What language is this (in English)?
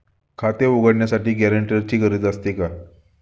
Marathi